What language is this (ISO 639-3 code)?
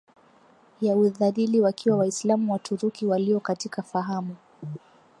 swa